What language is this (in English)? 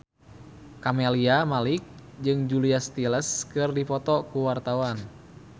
Sundanese